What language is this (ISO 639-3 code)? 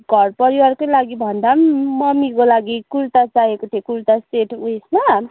nep